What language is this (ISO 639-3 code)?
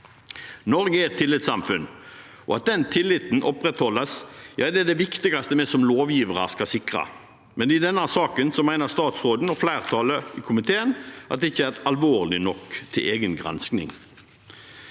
nor